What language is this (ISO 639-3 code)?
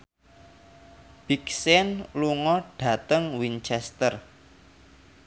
jav